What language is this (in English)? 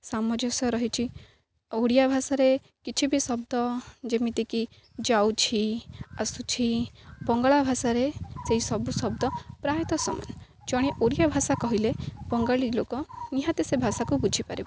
Odia